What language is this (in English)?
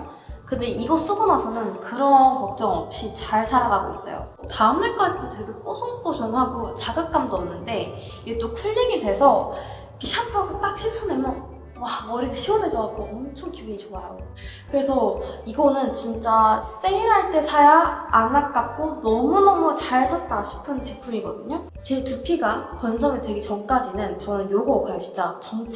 Korean